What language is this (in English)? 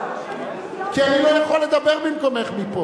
Hebrew